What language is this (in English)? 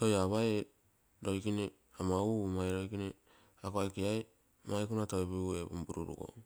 Terei